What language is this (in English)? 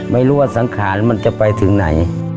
Thai